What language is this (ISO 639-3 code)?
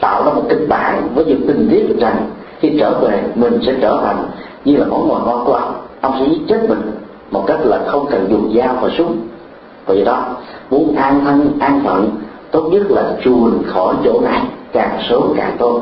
vie